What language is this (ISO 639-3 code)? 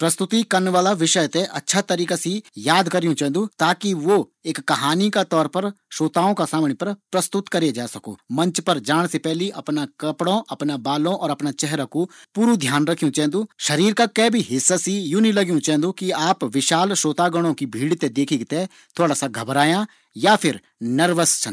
gbm